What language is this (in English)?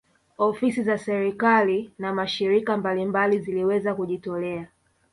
Swahili